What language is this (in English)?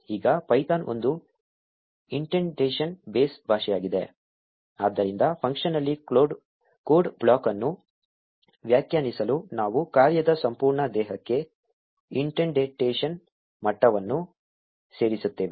Kannada